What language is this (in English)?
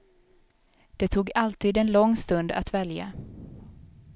Swedish